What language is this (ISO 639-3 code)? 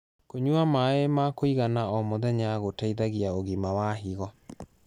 kik